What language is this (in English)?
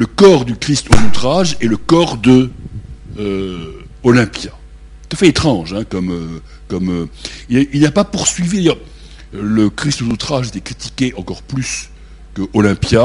French